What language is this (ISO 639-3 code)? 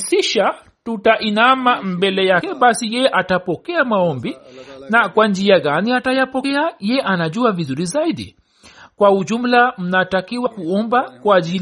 swa